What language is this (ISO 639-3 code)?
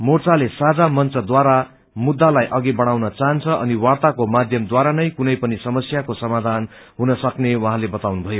nep